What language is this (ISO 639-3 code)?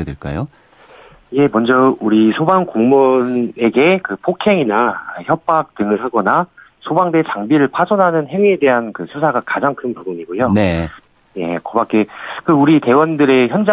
kor